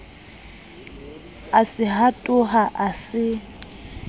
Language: Southern Sotho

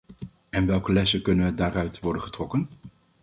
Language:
Dutch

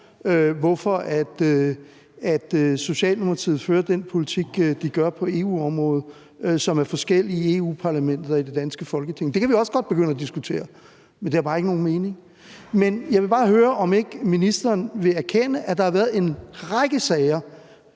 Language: Danish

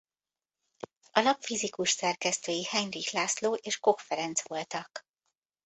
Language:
Hungarian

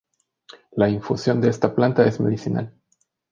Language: Spanish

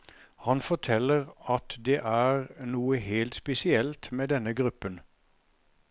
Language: Norwegian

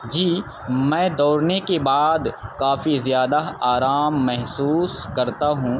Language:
Urdu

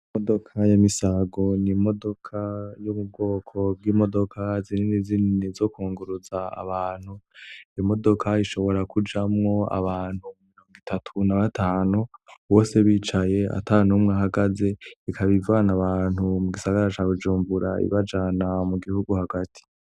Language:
Rundi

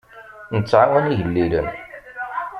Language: Kabyle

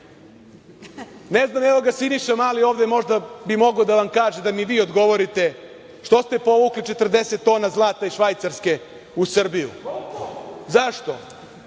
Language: Serbian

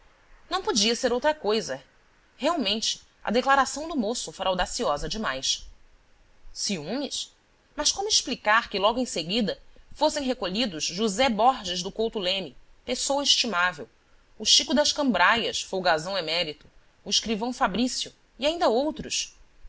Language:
Portuguese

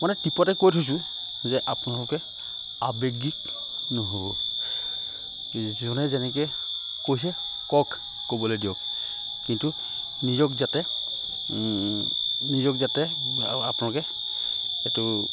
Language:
Assamese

